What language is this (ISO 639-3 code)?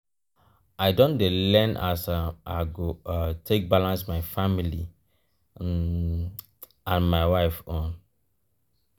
pcm